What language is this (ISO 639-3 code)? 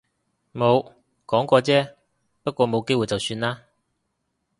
yue